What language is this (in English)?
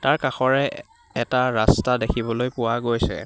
Assamese